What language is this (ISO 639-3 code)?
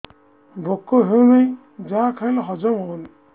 ori